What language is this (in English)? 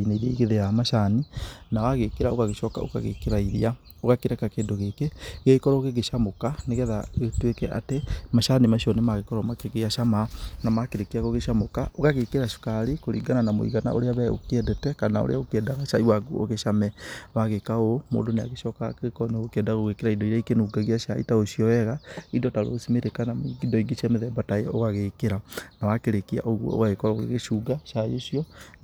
Kikuyu